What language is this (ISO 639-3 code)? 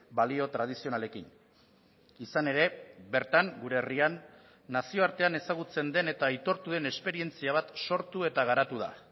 eus